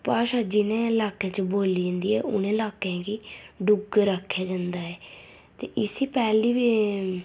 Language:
Dogri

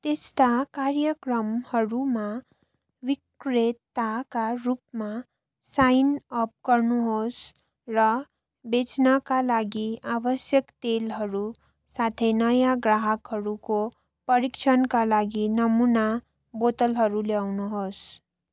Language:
Nepali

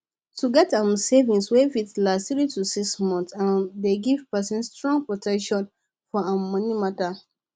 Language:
Nigerian Pidgin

